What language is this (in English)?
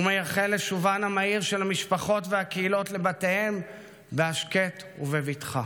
Hebrew